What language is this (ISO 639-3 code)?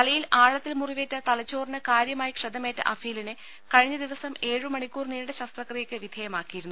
mal